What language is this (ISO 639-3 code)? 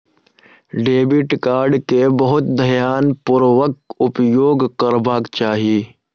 mai